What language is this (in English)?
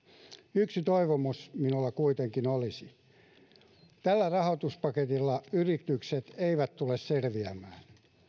Finnish